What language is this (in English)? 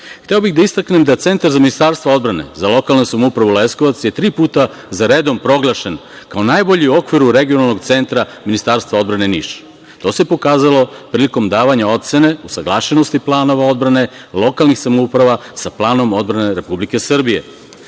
Serbian